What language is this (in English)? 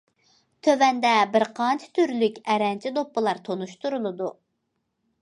Uyghur